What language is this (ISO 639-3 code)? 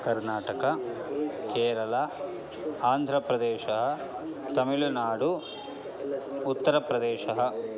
san